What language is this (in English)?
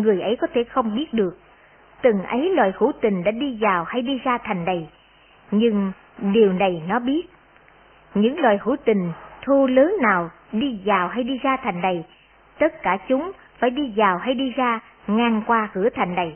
Vietnamese